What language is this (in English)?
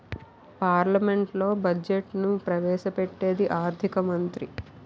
Telugu